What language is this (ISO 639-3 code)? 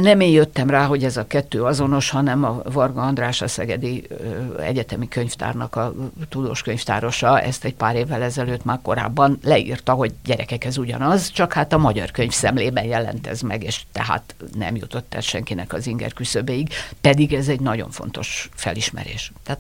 hun